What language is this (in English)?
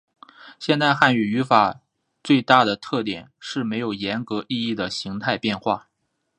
Chinese